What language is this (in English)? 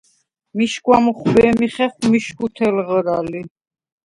Svan